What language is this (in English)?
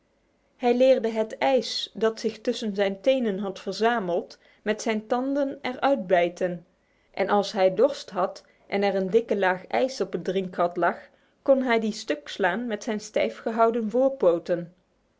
Dutch